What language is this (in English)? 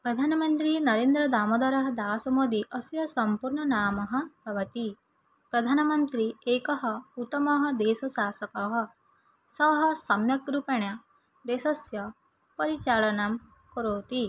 Sanskrit